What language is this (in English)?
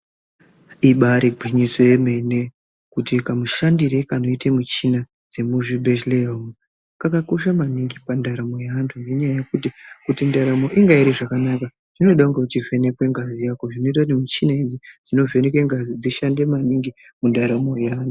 Ndau